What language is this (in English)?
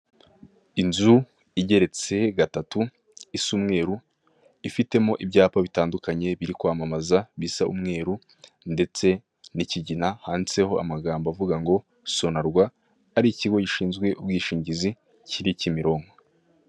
Kinyarwanda